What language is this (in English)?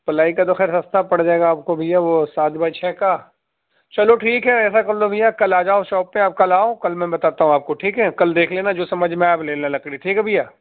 Urdu